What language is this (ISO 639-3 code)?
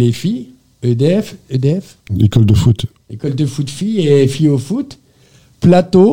fra